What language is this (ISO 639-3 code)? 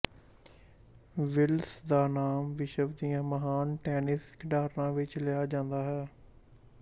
pan